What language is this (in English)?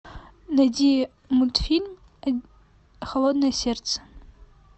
Russian